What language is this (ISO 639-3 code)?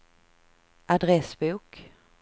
swe